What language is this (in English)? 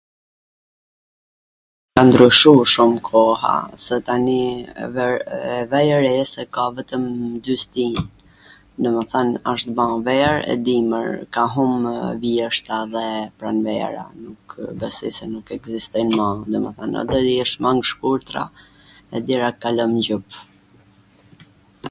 Gheg Albanian